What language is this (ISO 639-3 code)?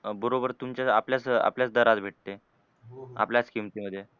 mar